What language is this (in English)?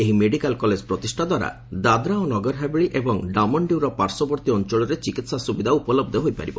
Odia